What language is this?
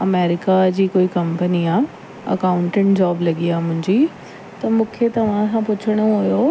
Sindhi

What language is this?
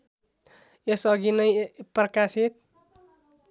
Nepali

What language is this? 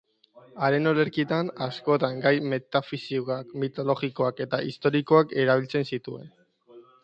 Basque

